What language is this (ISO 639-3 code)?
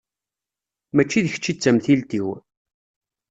kab